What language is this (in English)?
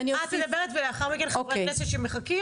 Hebrew